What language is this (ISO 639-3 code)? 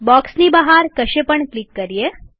guj